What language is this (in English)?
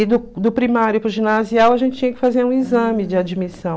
Portuguese